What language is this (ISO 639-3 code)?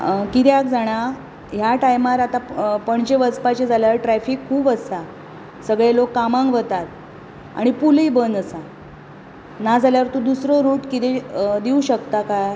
kok